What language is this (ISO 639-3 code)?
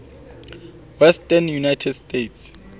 sot